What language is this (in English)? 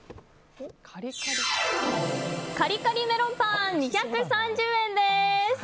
Japanese